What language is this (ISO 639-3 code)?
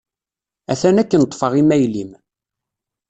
kab